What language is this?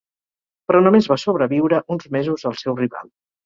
Catalan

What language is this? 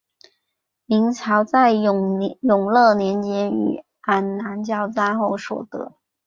Chinese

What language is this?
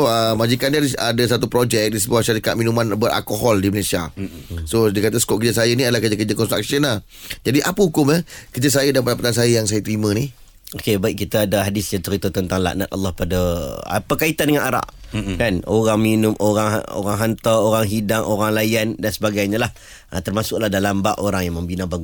Malay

